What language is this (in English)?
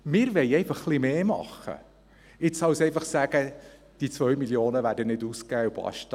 Swiss German